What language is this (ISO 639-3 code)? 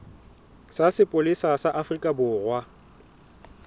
sot